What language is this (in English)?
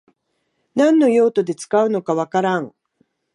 Japanese